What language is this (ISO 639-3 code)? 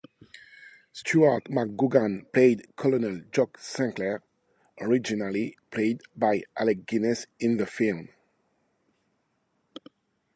eng